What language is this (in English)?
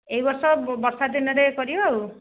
Odia